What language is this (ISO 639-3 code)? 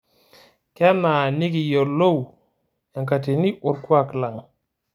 mas